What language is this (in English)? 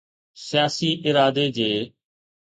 Sindhi